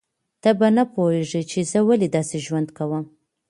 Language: Pashto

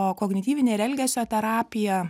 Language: Lithuanian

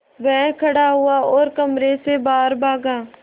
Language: Hindi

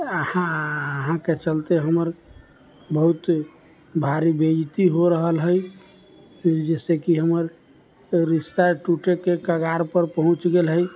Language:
Maithili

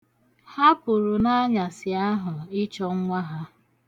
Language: Igbo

